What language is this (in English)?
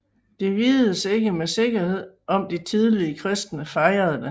Danish